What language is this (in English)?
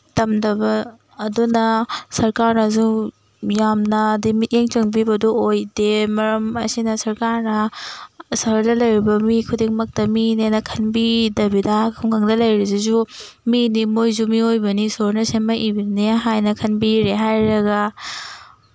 Manipuri